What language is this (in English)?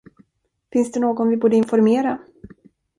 Swedish